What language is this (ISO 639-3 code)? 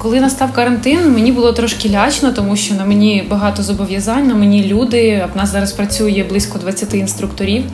ukr